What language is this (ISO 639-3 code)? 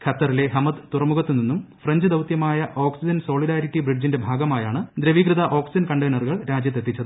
mal